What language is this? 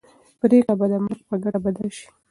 Pashto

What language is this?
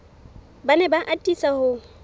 Southern Sotho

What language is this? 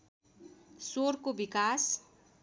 Nepali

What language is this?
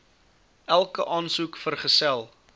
Afrikaans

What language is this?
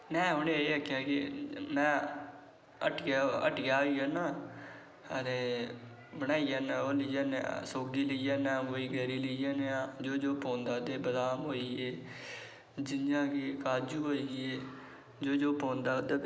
Dogri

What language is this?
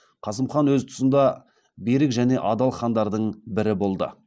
Kazakh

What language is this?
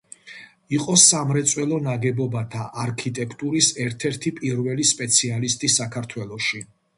Georgian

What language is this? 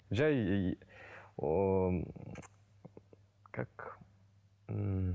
Kazakh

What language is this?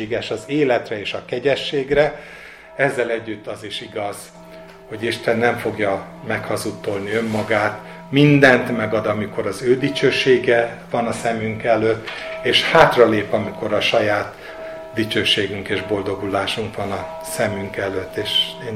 Hungarian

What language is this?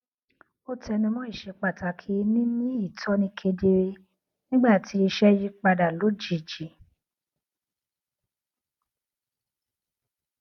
Yoruba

